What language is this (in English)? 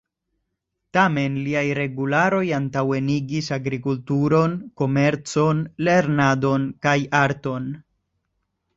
Esperanto